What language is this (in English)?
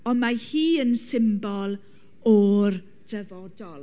Welsh